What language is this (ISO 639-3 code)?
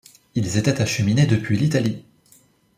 fra